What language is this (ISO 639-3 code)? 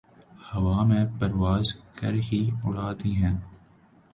urd